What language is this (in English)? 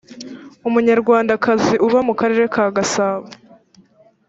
Kinyarwanda